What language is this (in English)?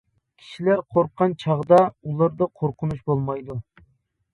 Uyghur